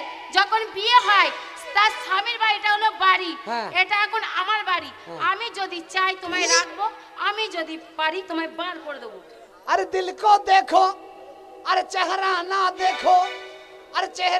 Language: Bangla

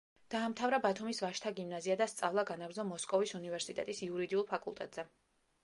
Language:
Georgian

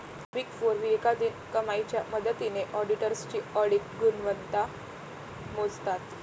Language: Marathi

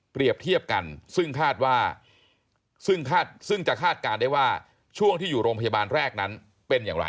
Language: Thai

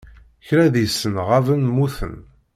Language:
Kabyle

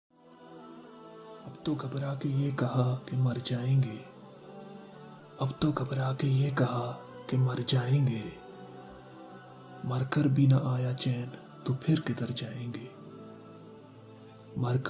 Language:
Urdu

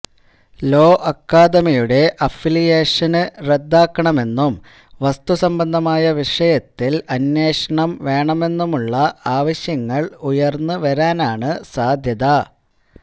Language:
Malayalam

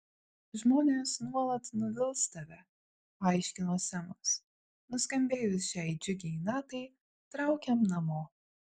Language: Lithuanian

